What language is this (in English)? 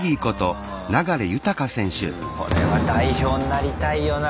Japanese